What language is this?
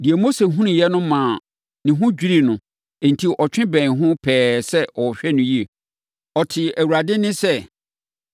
Akan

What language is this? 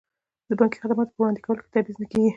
Pashto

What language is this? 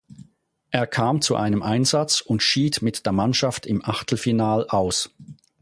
German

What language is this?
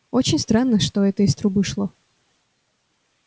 Russian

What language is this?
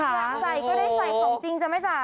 Thai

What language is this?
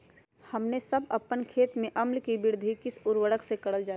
Magahi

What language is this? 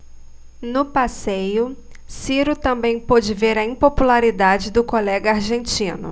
Portuguese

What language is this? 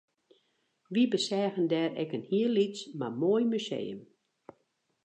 Western Frisian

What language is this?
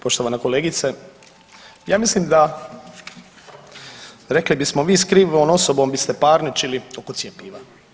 Croatian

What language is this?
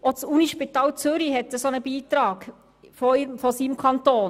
Swiss German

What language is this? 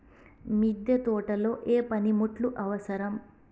Telugu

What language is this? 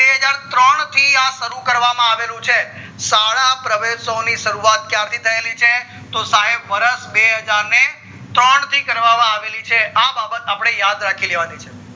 Gujarati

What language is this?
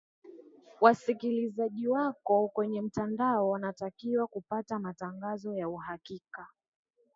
Swahili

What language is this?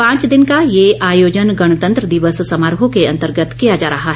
Hindi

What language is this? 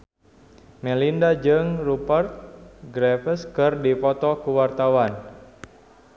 Sundanese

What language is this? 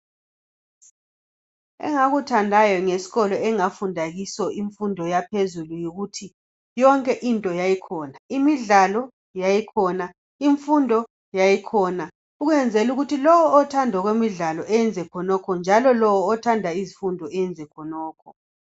North Ndebele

